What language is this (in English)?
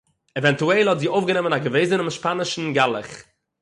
Yiddish